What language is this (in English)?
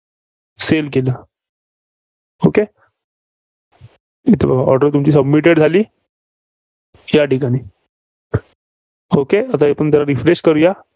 Marathi